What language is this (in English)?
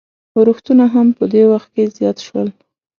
Pashto